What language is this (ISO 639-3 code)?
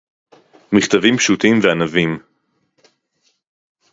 heb